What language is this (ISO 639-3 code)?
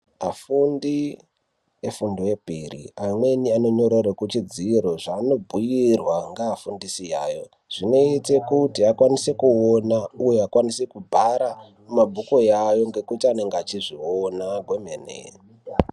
ndc